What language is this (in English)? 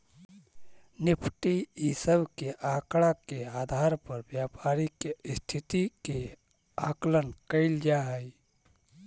Magahi